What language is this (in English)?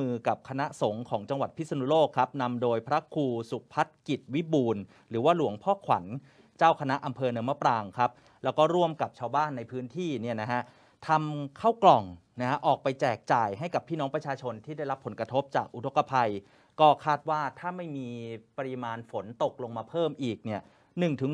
Thai